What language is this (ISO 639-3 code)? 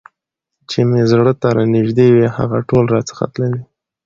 pus